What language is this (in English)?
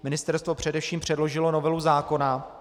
Czech